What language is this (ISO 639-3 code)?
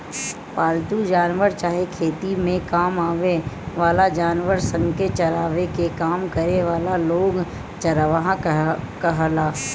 bho